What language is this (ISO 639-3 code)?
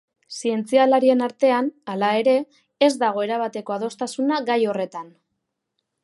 eus